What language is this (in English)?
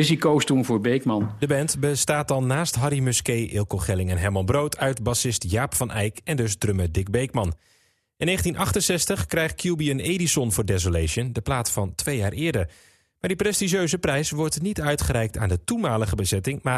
Dutch